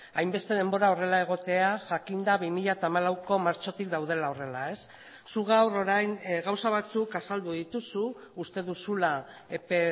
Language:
Basque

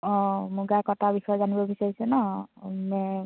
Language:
Assamese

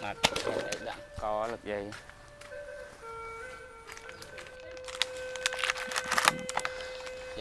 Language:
Vietnamese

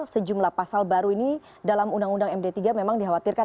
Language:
Indonesian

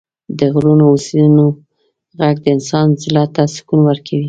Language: Pashto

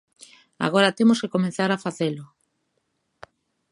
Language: Galician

